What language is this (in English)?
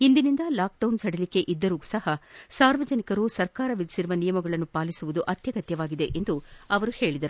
Kannada